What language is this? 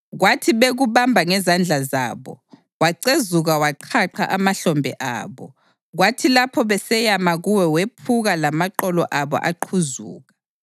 North Ndebele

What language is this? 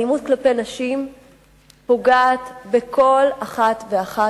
Hebrew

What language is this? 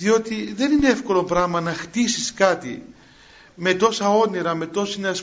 Greek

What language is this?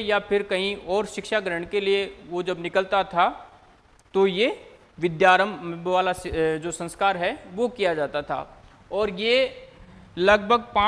Hindi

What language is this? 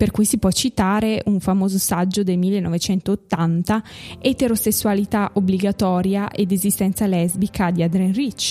Italian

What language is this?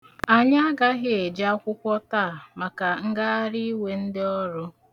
Igbo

